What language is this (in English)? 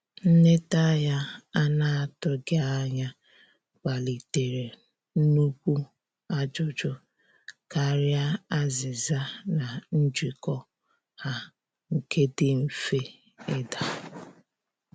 Igbo